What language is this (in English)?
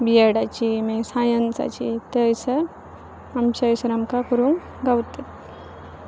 Konkani